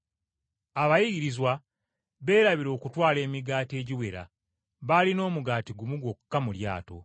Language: Ganda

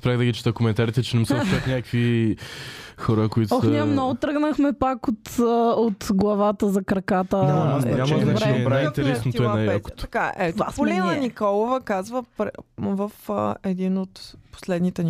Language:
Bulgarian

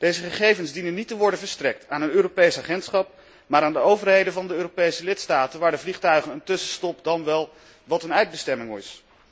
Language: Dutch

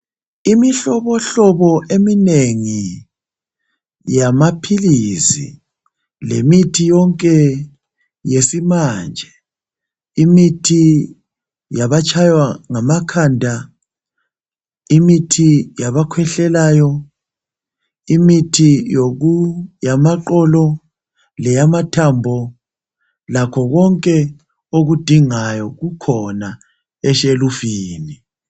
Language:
North Ndebele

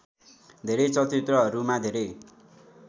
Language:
Nepali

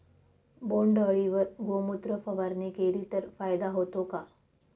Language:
Marathi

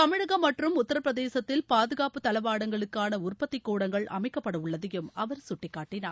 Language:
Tamil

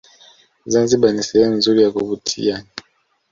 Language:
Swahili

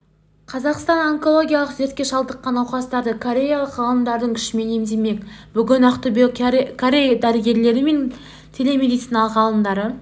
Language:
Kazakh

